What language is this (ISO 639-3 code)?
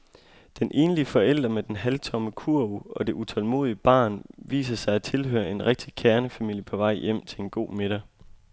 dan